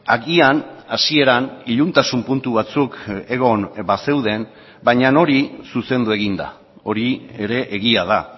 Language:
Basque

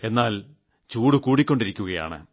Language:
Malayalam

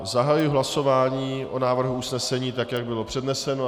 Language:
Czech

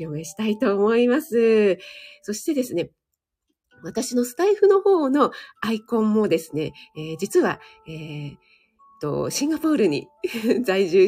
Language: Japanese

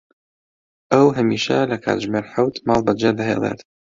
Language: Central Kurdish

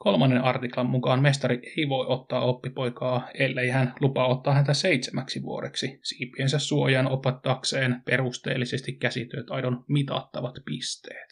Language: Finnish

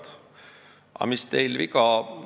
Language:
Estonian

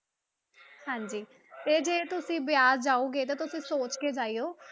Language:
Punjabi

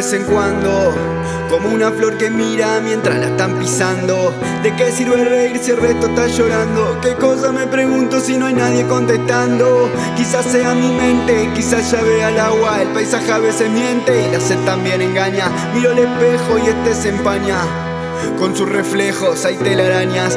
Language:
Spanish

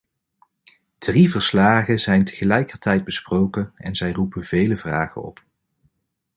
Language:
Dutch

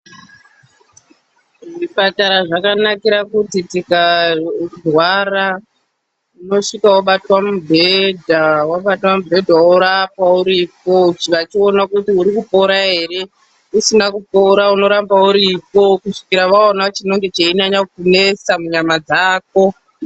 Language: Ndau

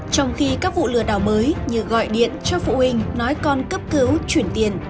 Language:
Vietnamese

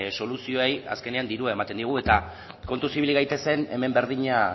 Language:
Basque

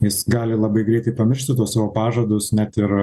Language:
Lithuanian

